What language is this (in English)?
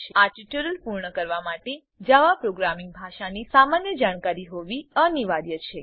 Gujarati